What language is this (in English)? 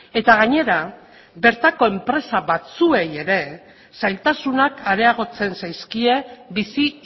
Basque